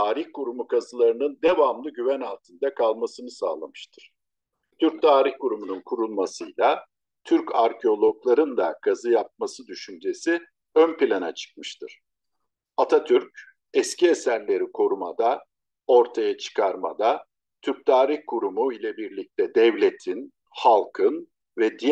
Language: Turkish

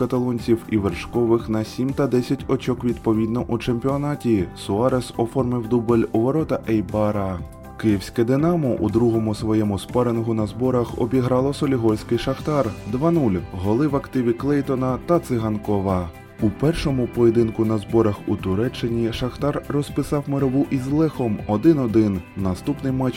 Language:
Ukrainian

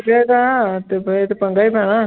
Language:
Punjabi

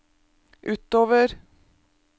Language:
Norwegian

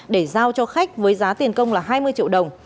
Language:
Vietnamese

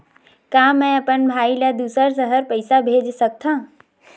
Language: Chhattisgarhi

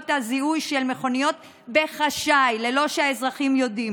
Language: Hebrew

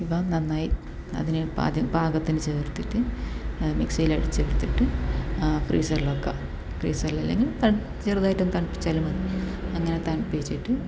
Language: Malayalam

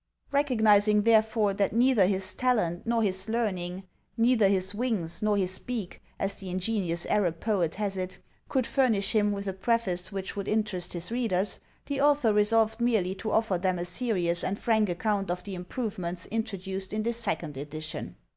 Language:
English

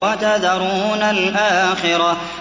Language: Arabic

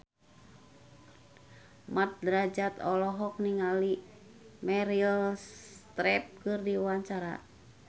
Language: Sundanese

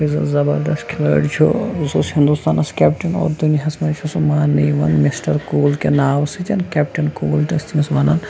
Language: Kashmiri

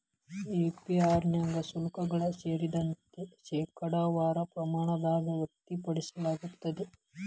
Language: Kannada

